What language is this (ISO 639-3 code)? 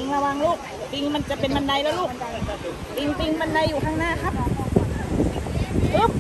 tha